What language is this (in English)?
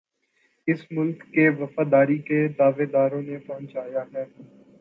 Urdu